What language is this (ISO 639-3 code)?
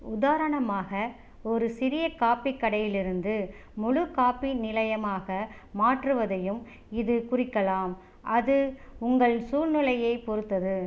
tam